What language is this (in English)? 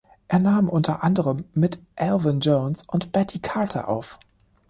German